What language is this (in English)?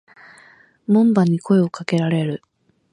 Japanese